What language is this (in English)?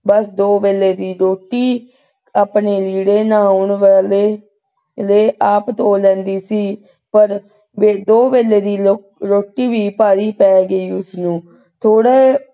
Punjabi